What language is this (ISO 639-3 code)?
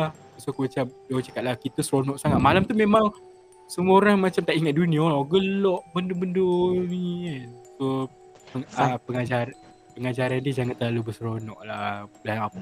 msa